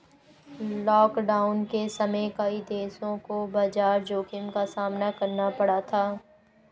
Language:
Hindi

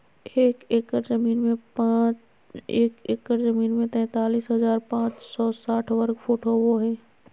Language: Magahi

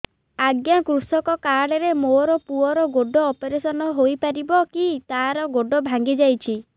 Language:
Odia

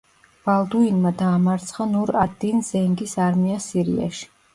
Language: Georgian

